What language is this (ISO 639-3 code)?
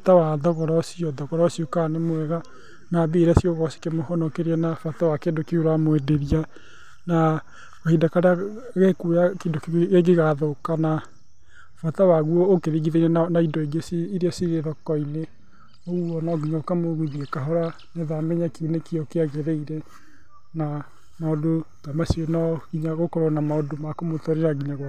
kik